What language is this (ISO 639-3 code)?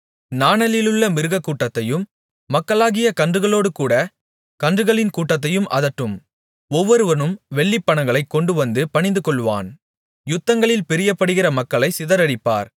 tam